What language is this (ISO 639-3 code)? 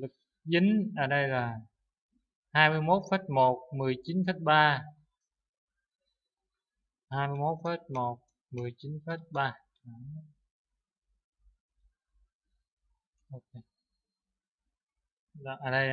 vie